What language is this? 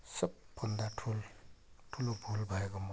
Nepali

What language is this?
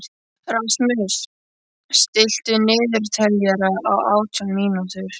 Icelandic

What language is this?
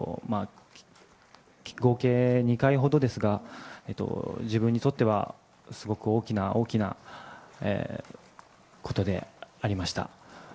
Japanese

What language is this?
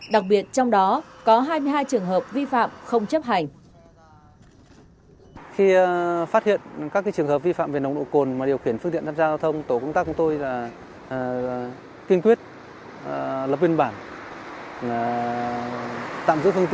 Vietnamese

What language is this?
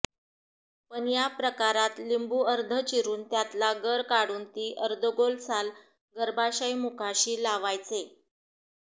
Marathi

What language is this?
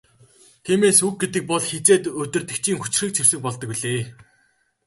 Mongolian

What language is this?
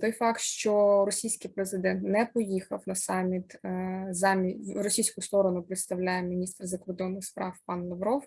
Ukrainian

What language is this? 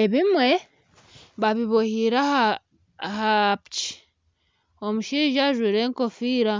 Nyankole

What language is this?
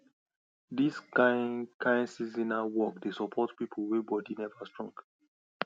Nigerian Pidgin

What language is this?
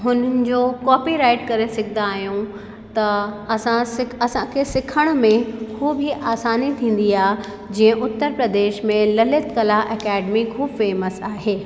Sindhi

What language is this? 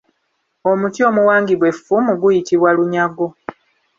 Ganda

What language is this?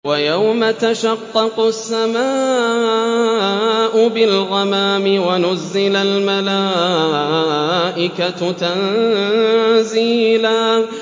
Arabic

